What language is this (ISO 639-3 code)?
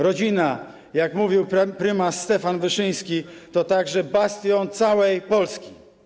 pol